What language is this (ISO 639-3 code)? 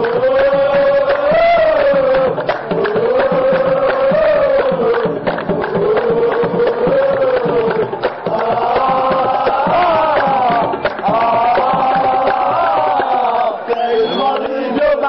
ara